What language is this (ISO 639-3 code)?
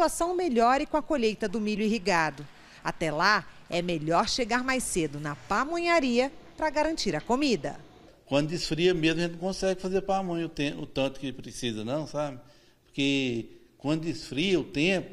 por